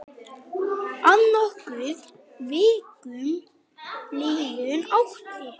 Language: Icelandic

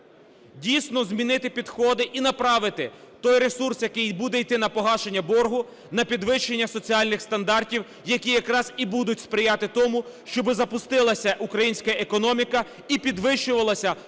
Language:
Ukrainian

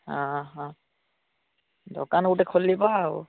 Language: Odia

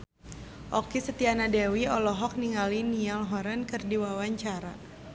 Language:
Sundanese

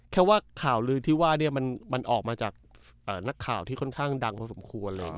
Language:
Thai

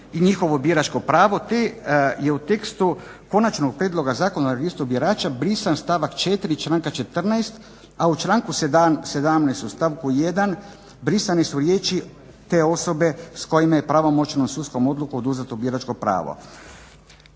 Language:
Croatian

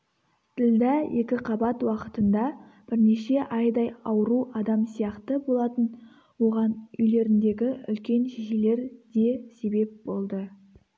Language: Kazakh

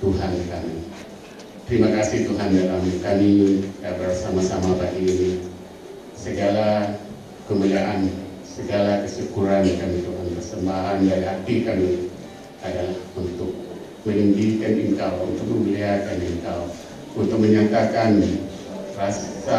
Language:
Malay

